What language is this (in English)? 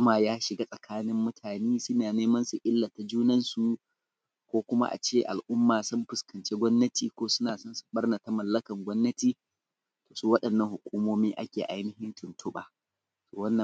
Hausa